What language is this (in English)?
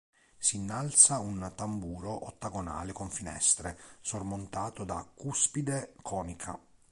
Italian